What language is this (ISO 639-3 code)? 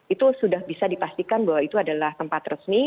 ind